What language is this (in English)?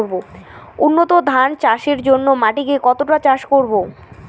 Bangla